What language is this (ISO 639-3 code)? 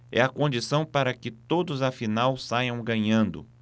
por